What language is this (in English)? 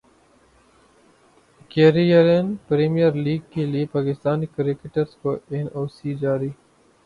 Urdu